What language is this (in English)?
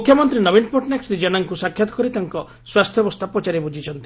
Odia